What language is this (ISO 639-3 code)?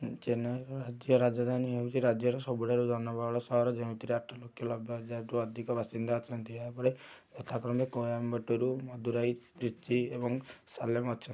ori